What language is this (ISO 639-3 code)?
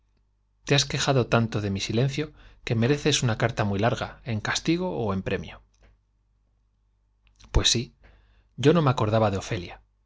spa